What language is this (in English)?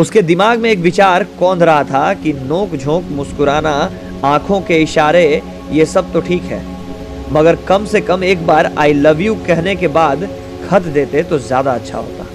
Hindi